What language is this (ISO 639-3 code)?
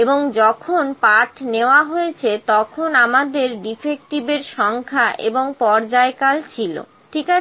ben